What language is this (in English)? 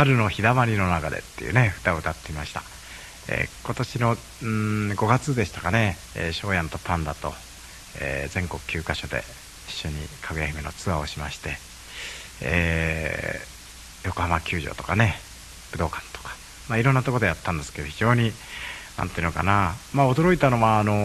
Japanese